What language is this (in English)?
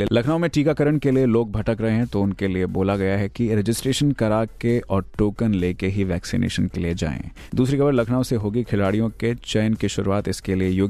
Hindi